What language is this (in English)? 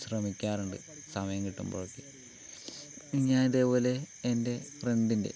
Malayalam